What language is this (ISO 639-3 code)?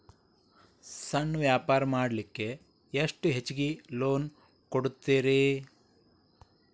kan